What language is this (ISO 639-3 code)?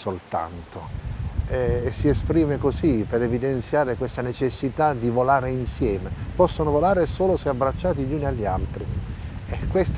ita